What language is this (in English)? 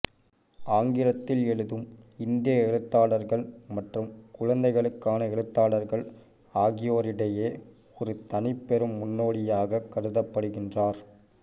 Tamil